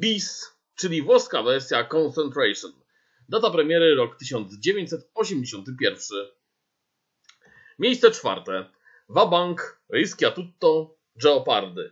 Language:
Polish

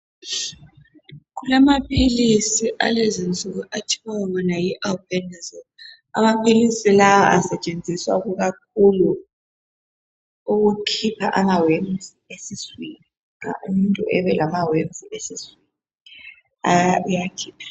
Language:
North Ndebele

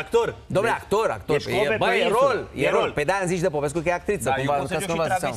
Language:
Romanian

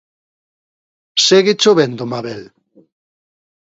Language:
Galician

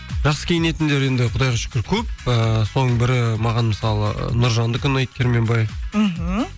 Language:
Kazakh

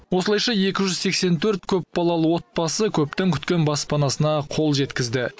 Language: Kazakh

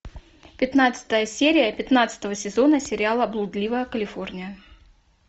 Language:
Russian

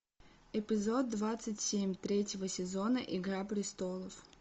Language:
Russian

